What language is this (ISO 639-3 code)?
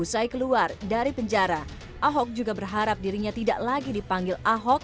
ind